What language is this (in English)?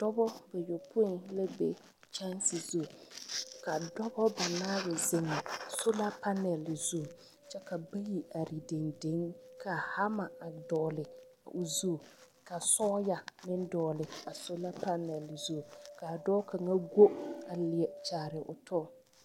Southern Dagaare